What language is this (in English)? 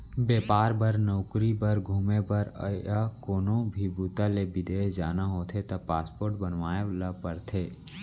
Chhattisgarhi